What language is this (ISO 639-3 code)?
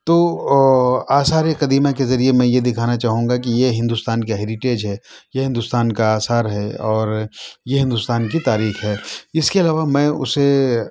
urd